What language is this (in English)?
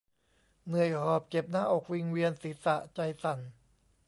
Thai